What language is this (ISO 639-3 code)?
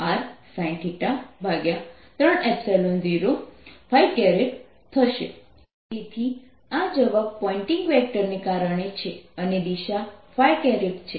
guj